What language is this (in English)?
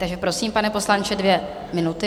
Czech